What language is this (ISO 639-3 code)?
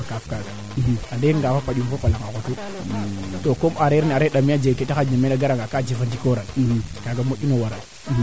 srr